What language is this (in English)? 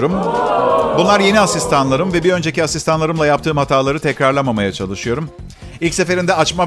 Turkish